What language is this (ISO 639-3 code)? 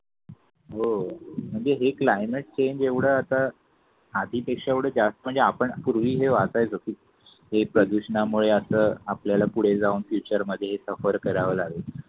mar